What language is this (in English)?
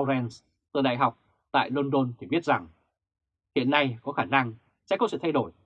Vietnamese